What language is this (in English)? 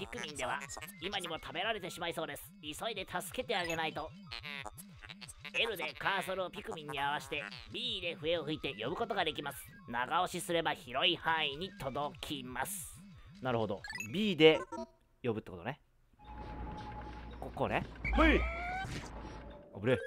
Japanese